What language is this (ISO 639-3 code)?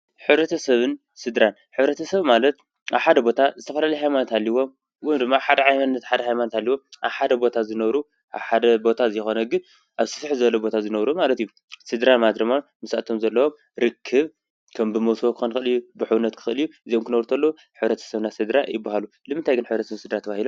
tir